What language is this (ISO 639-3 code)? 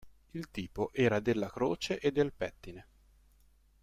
ita